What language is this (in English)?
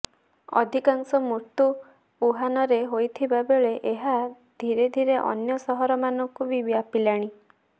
Odia